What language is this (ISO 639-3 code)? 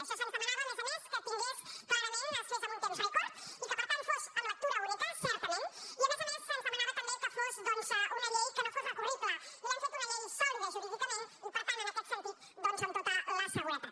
cat